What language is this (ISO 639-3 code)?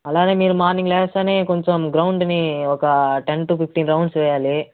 tel